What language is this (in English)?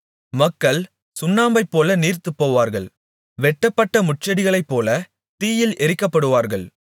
Tamil